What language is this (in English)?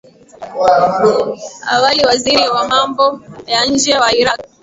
Swahili